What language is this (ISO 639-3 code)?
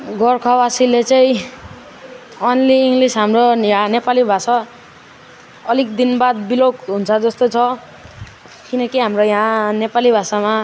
nep